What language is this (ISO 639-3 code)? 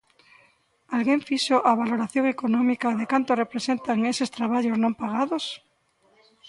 glg